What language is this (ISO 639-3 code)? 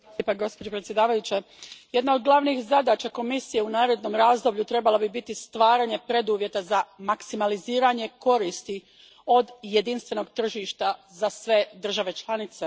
hrv